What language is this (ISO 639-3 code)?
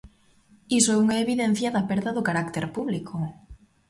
glg